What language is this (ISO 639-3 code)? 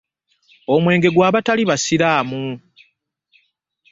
lug